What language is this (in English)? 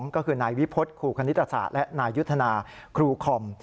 Thai